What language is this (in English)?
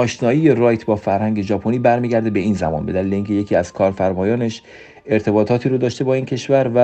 Persian